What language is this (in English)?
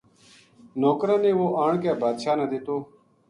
Gujari